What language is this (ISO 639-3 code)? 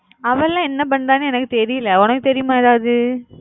tam